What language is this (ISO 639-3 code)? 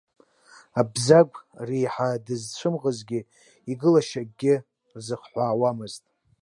abk